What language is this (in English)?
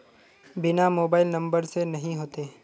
Magahi